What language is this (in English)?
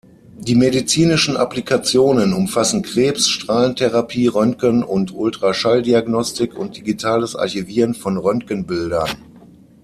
German